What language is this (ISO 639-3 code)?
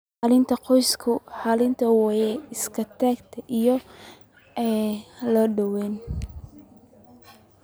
som